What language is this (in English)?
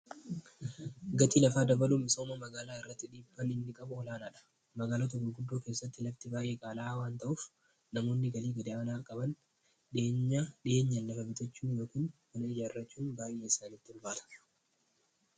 Oromo